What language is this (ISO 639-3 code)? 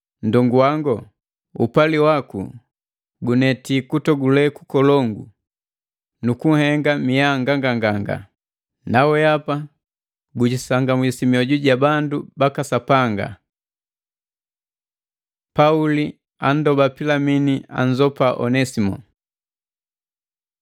mgv